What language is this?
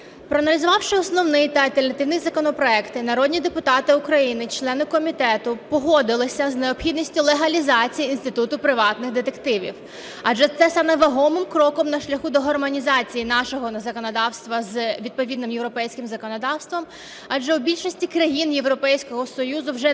Ukrainian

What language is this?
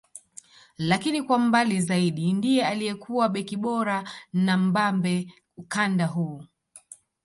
Swahili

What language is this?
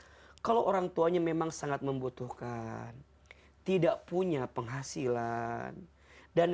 Indonesian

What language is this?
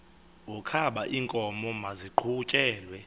Xhosa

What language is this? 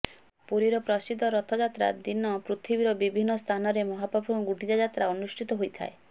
Odia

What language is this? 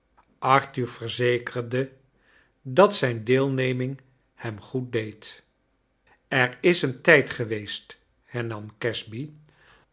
Dutch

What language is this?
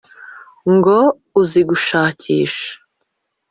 Kinyarwanda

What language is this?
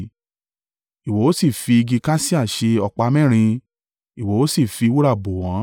Yoruba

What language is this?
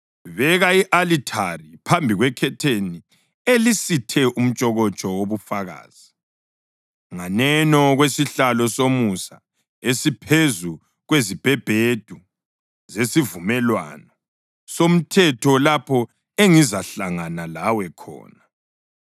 North Ndebele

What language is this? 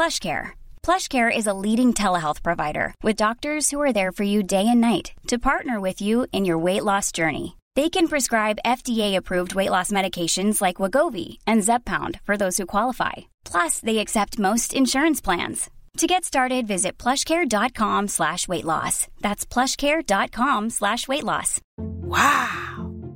Urdu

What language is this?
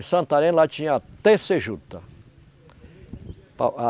Portuguese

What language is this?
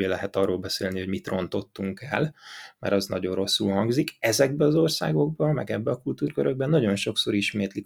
Hungarian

